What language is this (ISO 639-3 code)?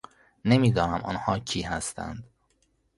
fas